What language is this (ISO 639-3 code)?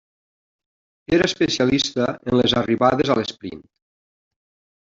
cat